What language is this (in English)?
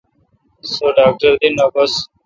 Kalkoti